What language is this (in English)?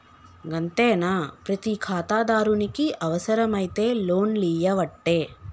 Telugu